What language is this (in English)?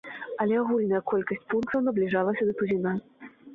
Belarusian